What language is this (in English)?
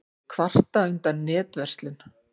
Icelandic